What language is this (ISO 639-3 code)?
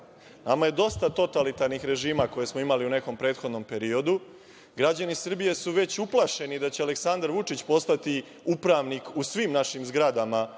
srp